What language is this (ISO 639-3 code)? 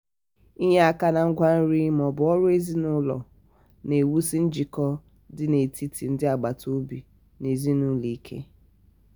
ibo